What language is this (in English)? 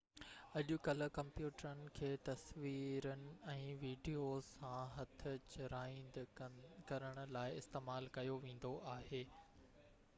Sindhi